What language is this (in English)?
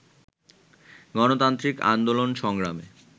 Bangla